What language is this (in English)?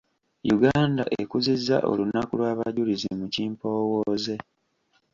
Ganda